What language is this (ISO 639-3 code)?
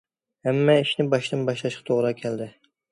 uig